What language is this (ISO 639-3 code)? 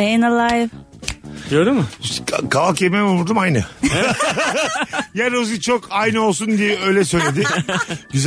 tur